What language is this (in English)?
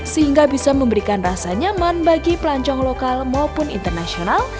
Indonesian